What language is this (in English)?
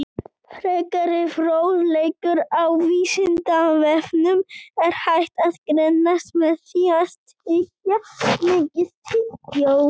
Icelandic